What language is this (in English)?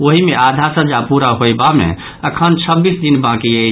Maithili